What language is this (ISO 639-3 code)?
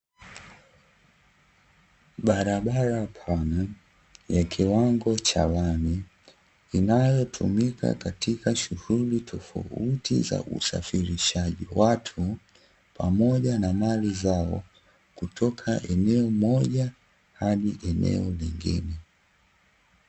swa